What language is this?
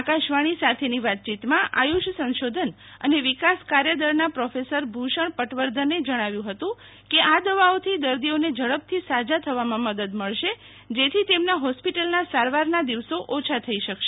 Gujarati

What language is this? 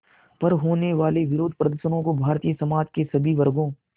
Hindi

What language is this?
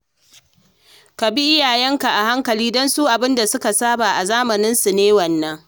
Hausa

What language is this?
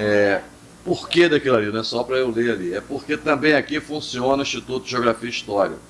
Portuguese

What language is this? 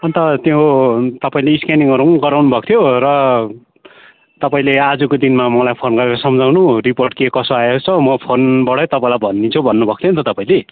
Nepali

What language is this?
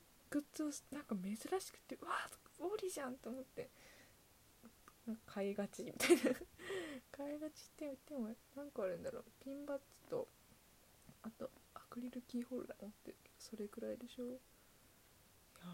Japanese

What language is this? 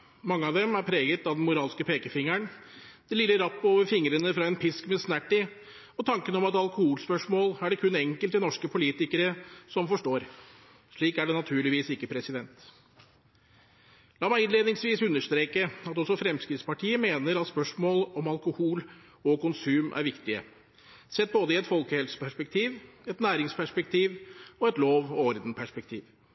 Norwegian Bokmål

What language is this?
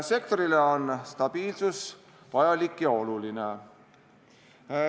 Estonian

